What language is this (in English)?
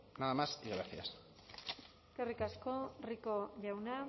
Basque